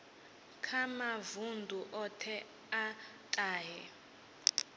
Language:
Venda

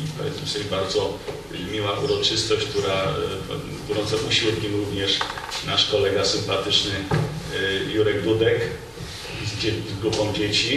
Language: Polish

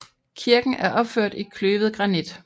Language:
Danish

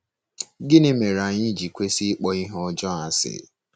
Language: Igbo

